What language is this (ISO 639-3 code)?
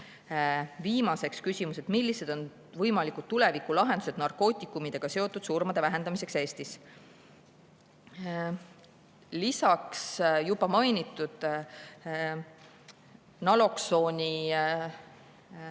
est